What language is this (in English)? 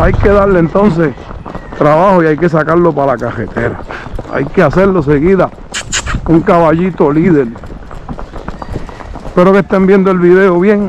Spanish